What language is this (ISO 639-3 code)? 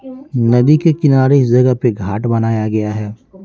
hin